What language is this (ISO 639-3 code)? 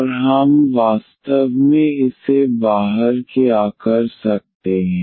hin